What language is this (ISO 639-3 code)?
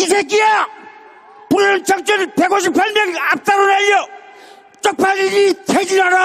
kor